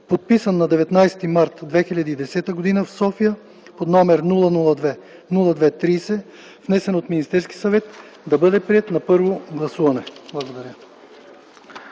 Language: Bulgarian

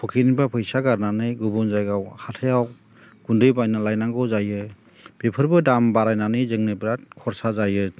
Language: Bodo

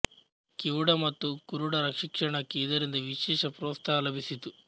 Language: Kannada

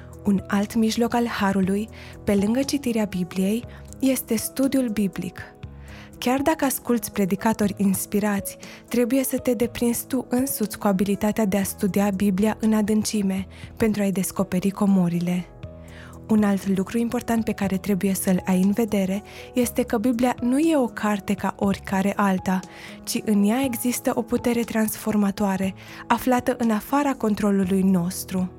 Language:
Romanian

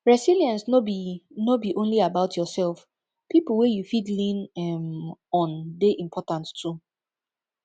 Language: Nigerian Pidgin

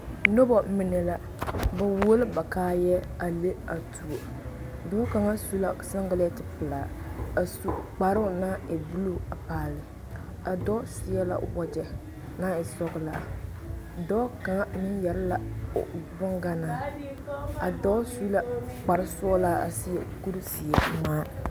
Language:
Southern Dagaare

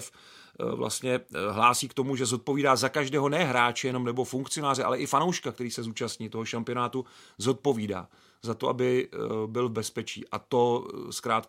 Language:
Czech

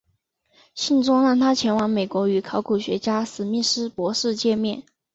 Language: Chinese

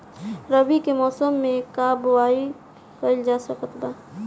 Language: Bhojpuri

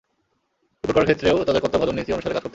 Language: Bangla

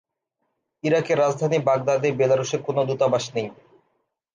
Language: Bangla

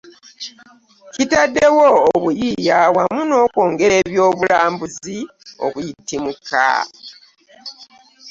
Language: Ganda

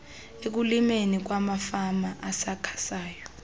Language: Xhosa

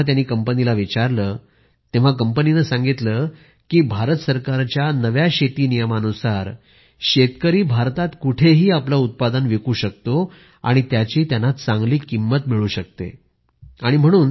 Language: Marathi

